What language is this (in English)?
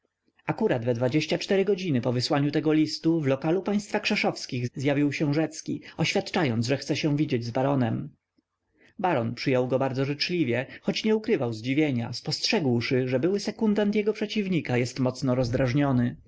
Polish